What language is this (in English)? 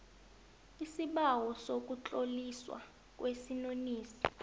South Ndebele